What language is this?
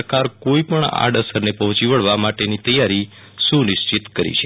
Gujarati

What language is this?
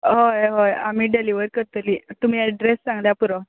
Konkani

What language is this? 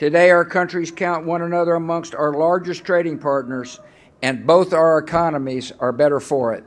Korean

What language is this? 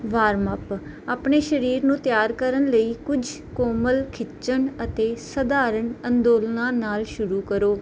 Punjabi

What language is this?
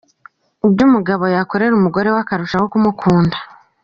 Kinyarwanda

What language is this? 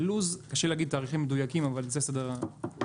Hebrew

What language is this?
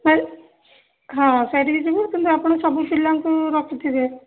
Odia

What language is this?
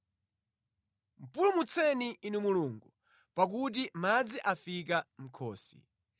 Nyanja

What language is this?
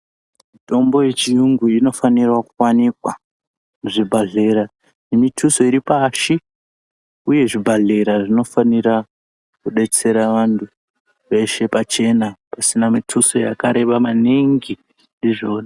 Ndau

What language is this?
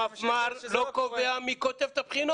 Hebrew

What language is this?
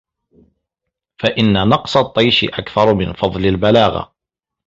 Arabic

